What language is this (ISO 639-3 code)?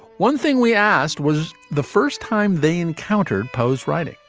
eng